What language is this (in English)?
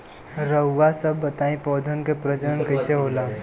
Bhojpuri